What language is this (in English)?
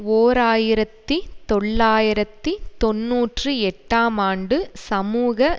Tamil